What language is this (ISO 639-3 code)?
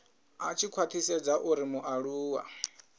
ven